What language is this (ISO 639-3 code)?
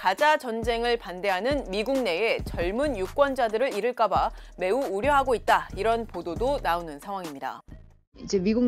kor